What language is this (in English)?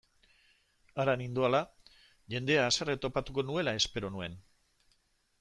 Basque